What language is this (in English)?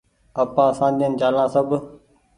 Goaria